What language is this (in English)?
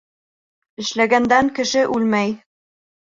Bashkir